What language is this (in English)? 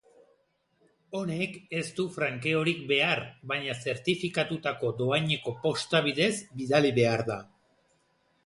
Basque